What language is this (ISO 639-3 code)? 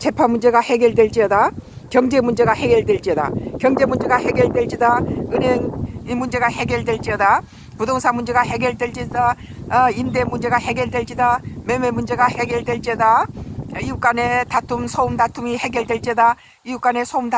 kor